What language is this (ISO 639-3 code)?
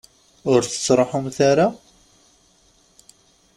kab